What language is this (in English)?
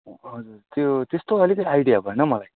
Nepali